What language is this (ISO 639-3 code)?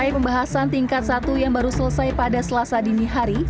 ind